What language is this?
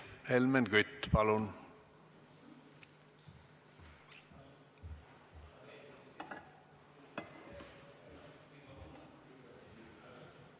Estonian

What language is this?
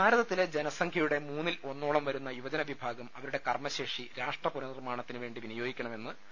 Malayalam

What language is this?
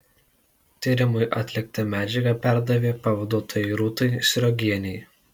Lithuanian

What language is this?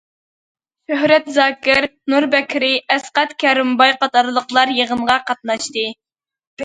Uyghur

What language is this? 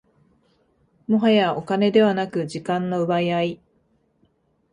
Japanese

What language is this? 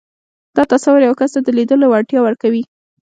Pashto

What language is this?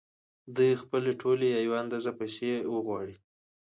Pashto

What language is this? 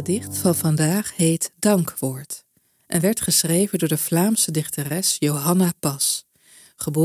Dutch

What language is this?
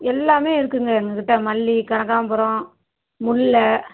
Tamil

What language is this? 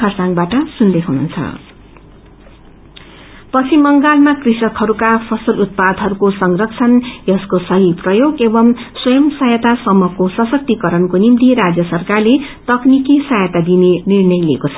Nepali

